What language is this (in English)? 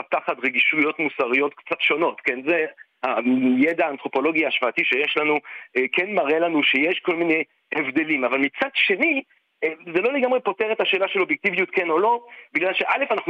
Hebrew